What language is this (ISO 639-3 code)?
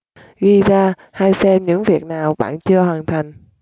vie